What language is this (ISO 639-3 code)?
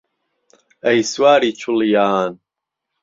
ckb